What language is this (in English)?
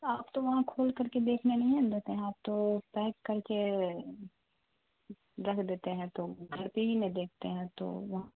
Urdu